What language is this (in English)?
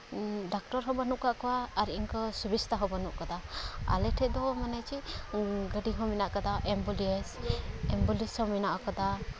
Santali